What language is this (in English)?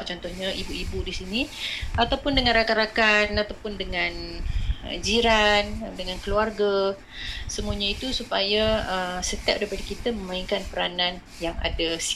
Malay